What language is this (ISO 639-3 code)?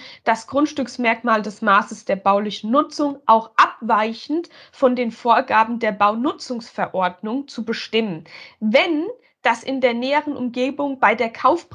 deu